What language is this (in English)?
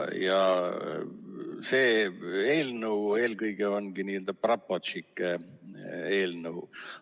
Estonian